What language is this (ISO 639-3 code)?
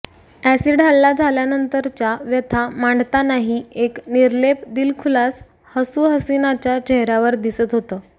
mar